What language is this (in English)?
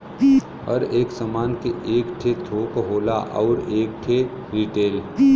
Bhojpuri